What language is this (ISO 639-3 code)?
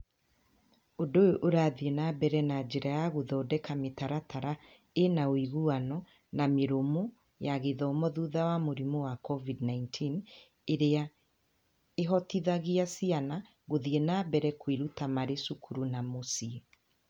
kik